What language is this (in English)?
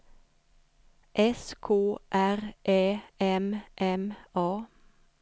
Swedish